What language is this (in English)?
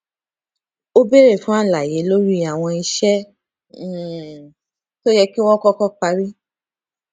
Yoruba